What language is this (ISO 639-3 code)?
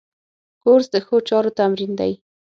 pus